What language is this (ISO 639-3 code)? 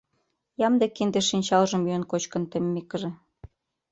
chm